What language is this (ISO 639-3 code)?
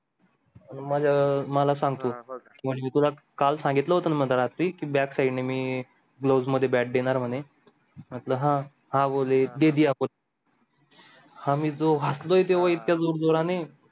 mar